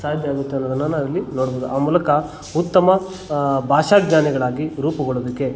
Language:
Kannada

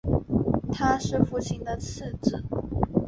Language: Chinese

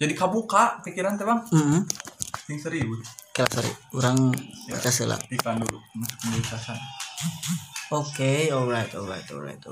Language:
Indonesian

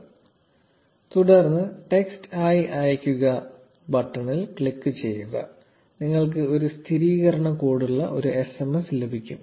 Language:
Malayalam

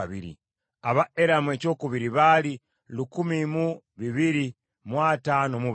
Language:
Ganda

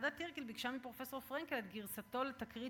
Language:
Hebrew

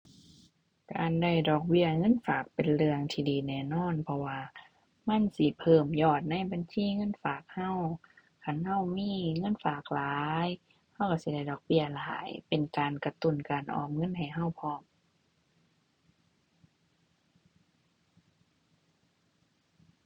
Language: Thai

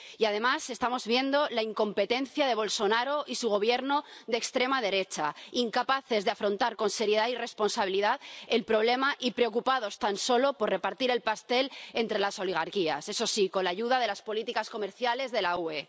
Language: Spanish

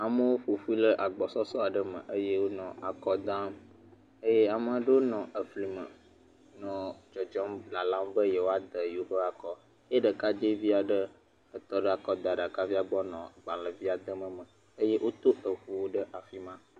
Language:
Ewe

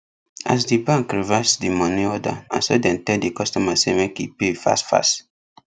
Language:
Nigerian Pidgin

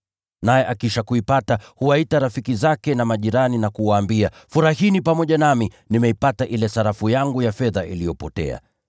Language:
Swahili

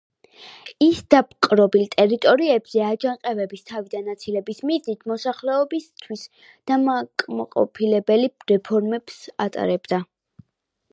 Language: Georgian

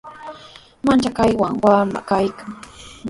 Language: Sihuas Ancash Quechua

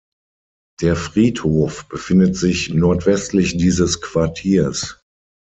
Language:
German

